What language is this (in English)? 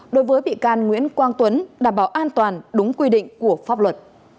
Vietnamese